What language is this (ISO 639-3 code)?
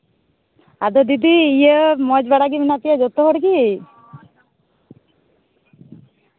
sat